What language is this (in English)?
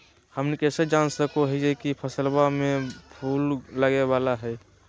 Magahi